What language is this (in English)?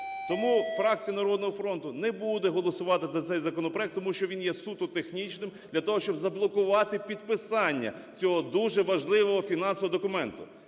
Ukrainian